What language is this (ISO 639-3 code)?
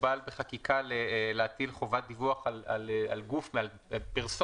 heb